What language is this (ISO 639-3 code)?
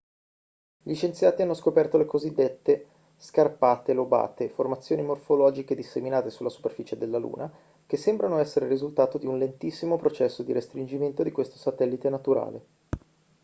ita